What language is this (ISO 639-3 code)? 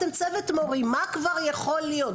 heb